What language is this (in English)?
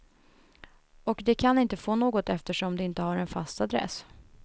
Swedish